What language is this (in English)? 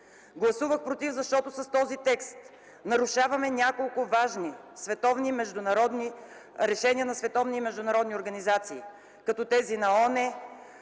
Bulgarian